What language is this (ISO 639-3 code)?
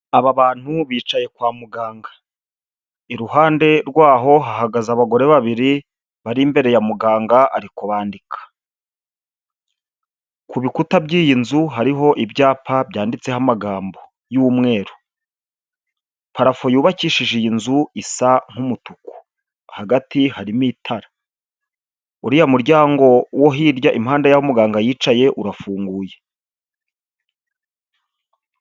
kin